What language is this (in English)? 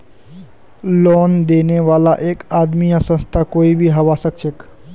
Magahi